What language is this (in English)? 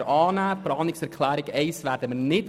Swiss German